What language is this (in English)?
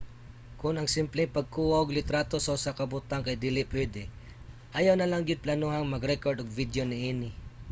Cebuano